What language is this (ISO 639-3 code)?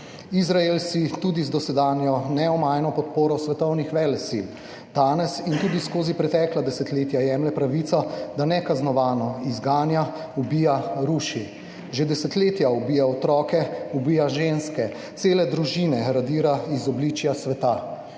slv